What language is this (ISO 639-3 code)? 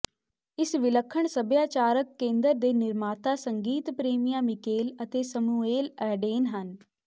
pan